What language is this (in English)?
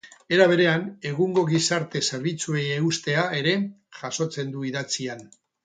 Basque